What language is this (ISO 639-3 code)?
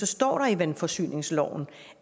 dan